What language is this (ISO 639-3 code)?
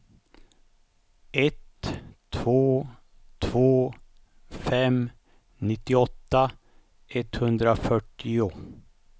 swe